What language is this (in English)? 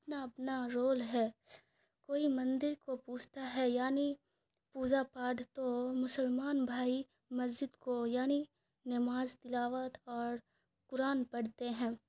Urdu